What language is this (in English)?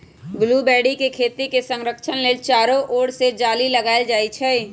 Magahi